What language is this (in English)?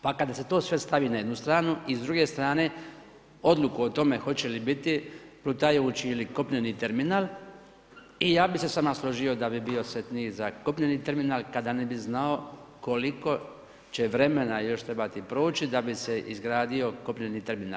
Croatian